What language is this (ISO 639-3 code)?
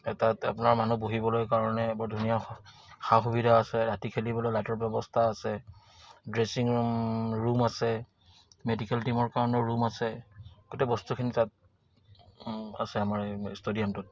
asm